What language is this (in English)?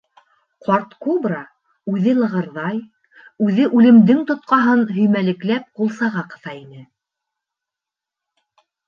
Bashkir